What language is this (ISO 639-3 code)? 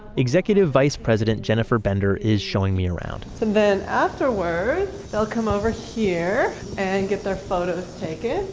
eng